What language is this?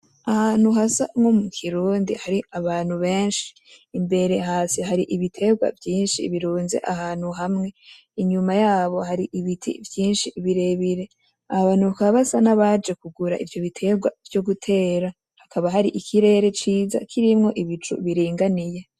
Rundi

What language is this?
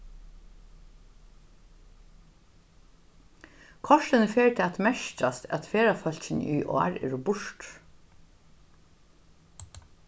Faroese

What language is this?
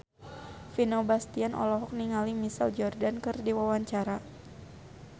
Sundanese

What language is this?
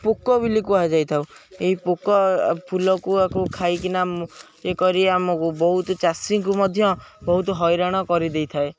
Odia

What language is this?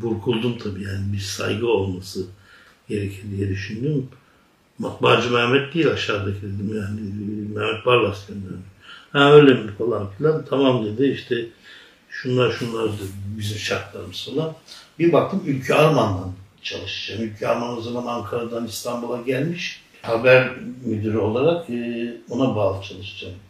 Turkish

